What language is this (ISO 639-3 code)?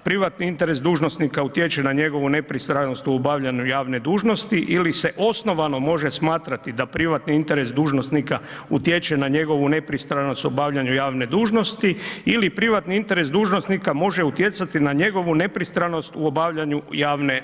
hrv